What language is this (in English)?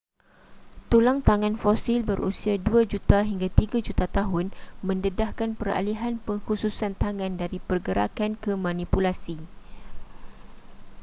Malay